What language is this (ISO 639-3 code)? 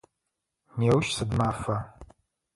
ady